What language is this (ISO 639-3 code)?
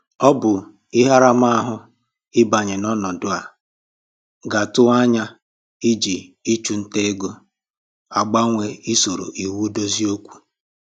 ibo